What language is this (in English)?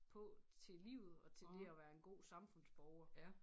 Danish